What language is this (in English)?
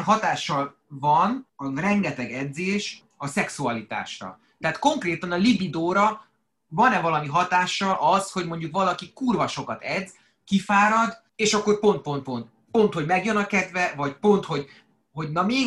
Hungarian